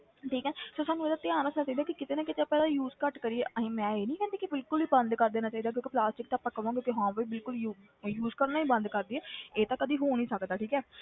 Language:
Punjabi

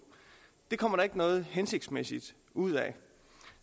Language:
Danish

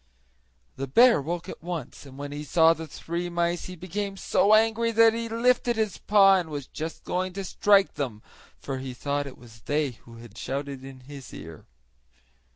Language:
English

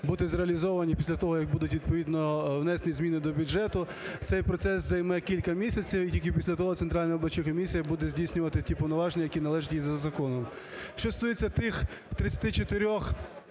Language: Ukrainian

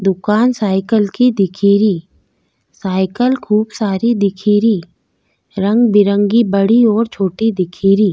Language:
Rajasthani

